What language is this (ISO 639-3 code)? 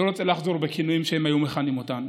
heb